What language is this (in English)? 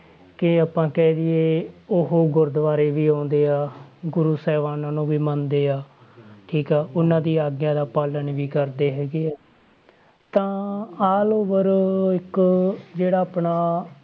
Punjabi